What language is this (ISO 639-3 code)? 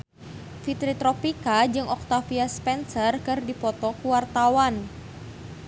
sun